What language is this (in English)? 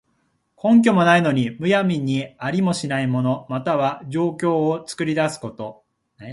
Japanese